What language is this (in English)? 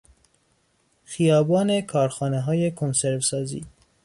Persian